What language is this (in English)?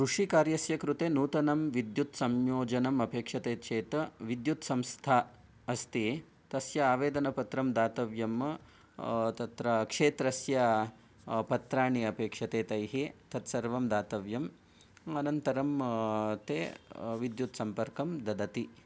Sanskrit